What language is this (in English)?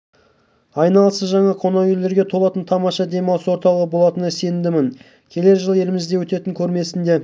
Kazakh